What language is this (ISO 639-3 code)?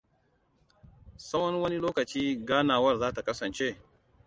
hau